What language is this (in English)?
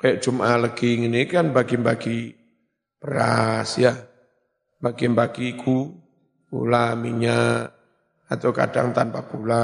Indonesian